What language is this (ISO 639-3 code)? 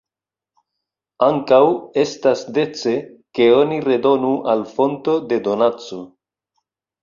epo